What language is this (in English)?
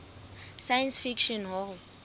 Southern Sotho